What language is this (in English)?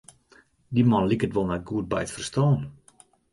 Western Frisian